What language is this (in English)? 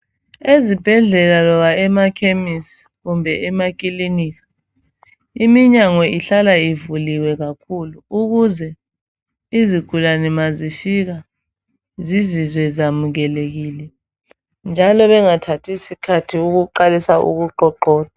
North Ndebele